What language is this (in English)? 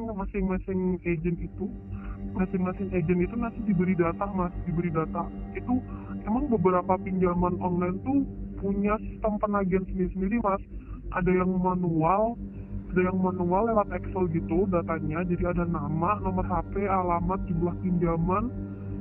Indonesian